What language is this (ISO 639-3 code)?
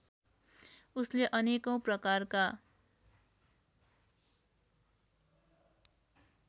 nep